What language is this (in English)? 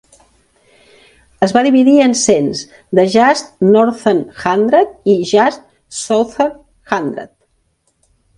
Catalan